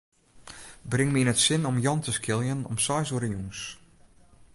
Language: Western Frisian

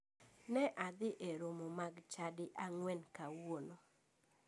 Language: Luo (Kenya and Tanzania)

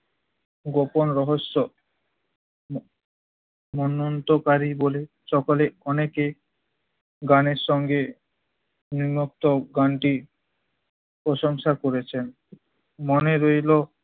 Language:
Bangla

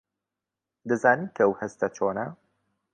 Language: Central Kurdish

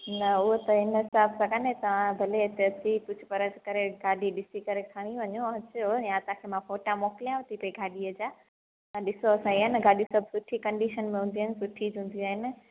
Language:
Sindhi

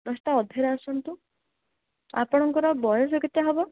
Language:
Odia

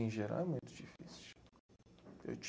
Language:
Portuguese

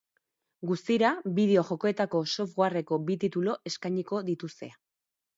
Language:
Basque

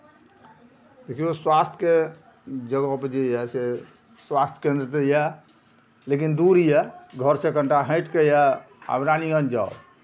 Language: Maithili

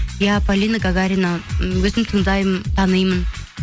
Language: Kazakh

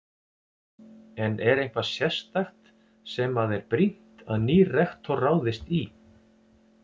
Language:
Icelandic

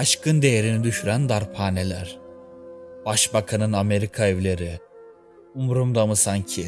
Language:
Turkish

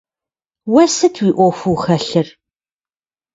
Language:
Kabardian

